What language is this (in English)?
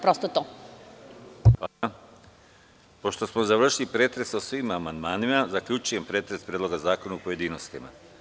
Serbian